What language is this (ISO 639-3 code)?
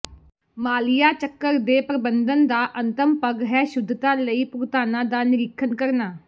pan